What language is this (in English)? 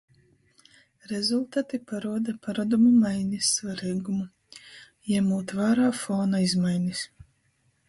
Latgalian